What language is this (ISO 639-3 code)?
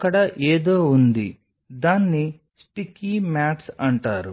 tel